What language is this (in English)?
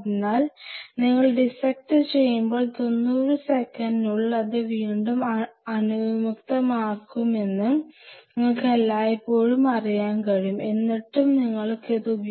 Malayalam